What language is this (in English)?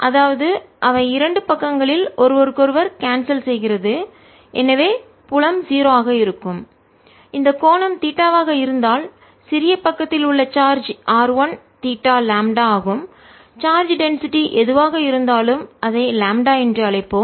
Tamil